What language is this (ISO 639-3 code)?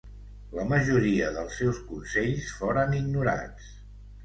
cat